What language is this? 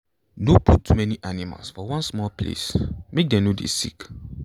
Nigerian Pidgin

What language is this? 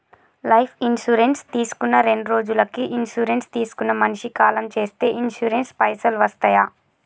Telugu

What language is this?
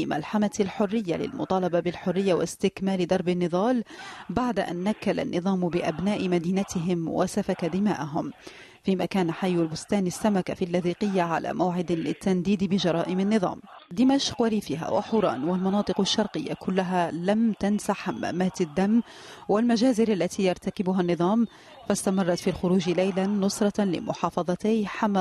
Arabic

